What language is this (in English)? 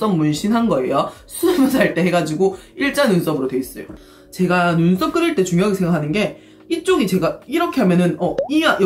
Korean